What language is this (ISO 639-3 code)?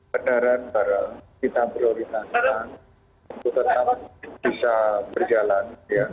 ind